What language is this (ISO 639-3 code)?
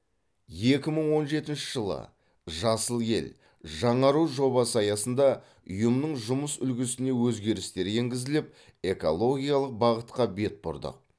kaz